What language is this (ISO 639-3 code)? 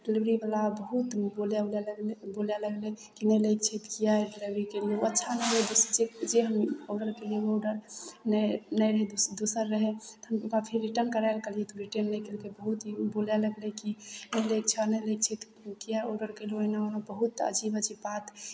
mai